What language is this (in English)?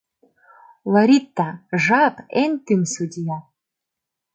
Mari